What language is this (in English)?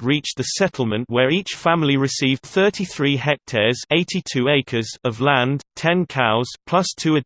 English